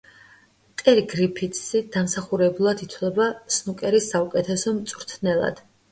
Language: Georgian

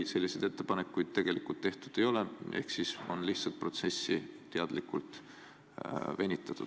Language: Estonian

